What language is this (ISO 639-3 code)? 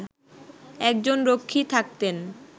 ben